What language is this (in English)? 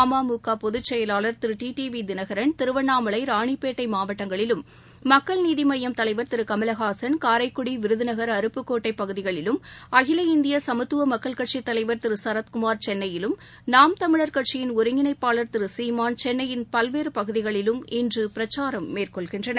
Tamil